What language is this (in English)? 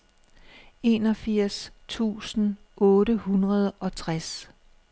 Danish